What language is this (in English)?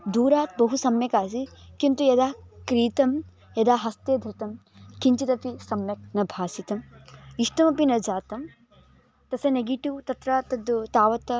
Sanskrit